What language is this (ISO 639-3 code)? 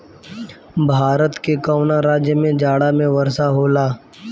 bho